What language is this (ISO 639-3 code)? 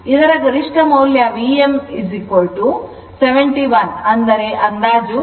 kan